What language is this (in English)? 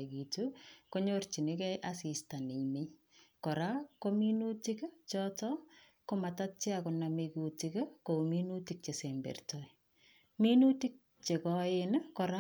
Kalenjin